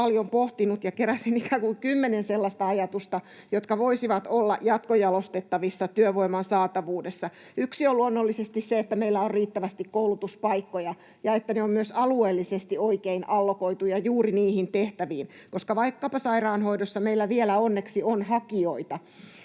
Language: Finnish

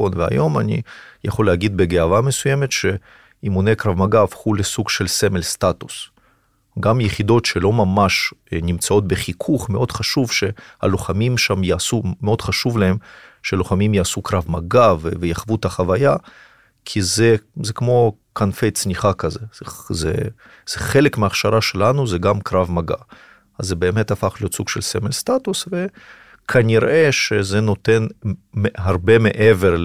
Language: Hebrew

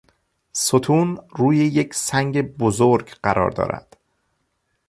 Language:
Persian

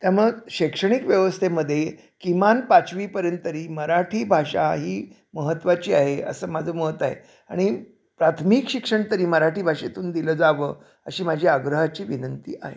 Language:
Marathi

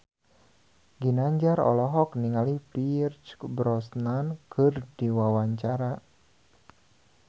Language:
Sundanese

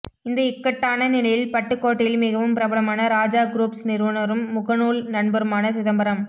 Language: Tamil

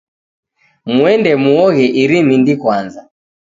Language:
Taita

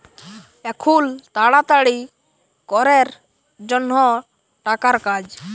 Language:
Bangla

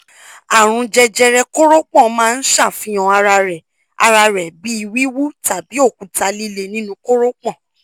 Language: Yoruba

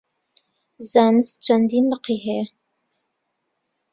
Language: Central Kurdish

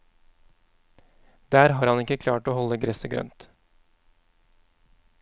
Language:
Norwegian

